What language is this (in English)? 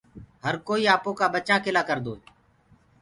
Gurgula